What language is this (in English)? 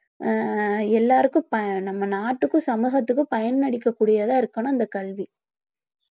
Tamil